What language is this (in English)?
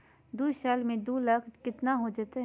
Magahi